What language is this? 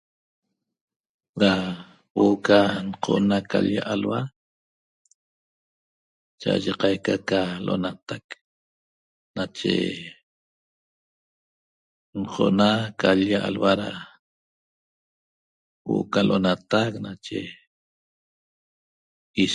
Toba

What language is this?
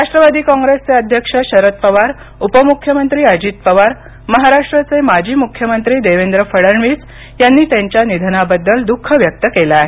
Marathi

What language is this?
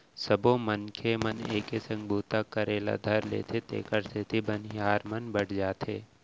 Chhattisgarhi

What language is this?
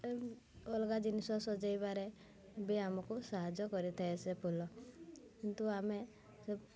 Odia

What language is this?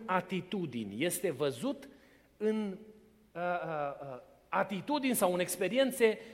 Romanian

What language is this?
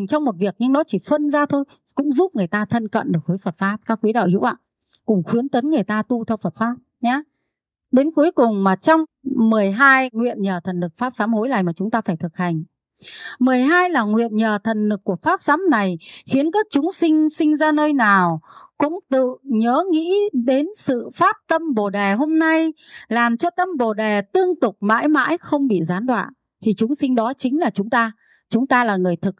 Vietnamese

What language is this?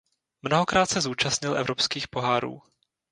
Czech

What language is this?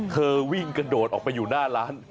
Thai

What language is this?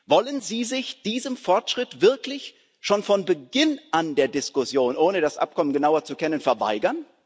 German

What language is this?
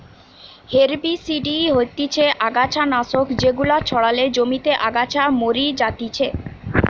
Bangla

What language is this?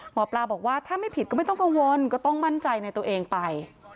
Thai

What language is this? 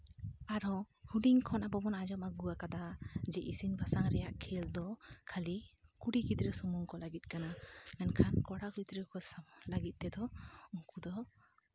Santali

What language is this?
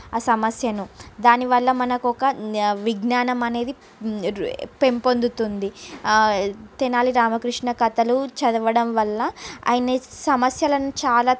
Telugu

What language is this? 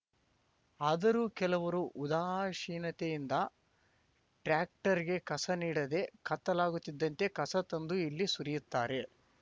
Kannada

